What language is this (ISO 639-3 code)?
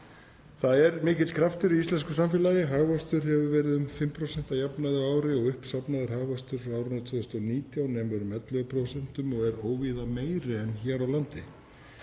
isl